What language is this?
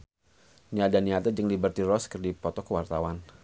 Sundanese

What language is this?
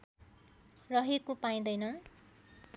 Nepali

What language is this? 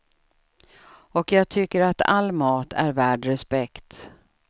Swedish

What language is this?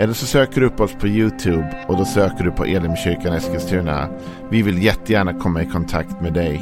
Swedish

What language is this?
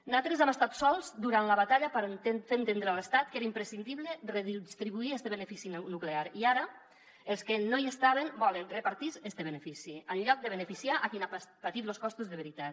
Catalan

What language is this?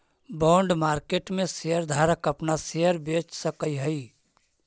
Magahi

